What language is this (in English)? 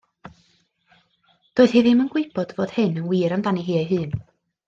Welsh